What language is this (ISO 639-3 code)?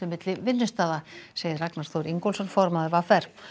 isl